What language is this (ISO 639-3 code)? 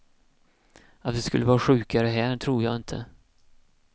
swe